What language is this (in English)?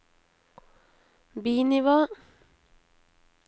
Norwegian